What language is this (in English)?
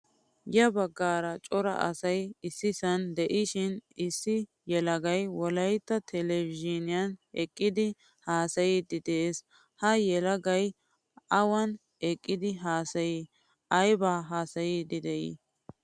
Wolaytta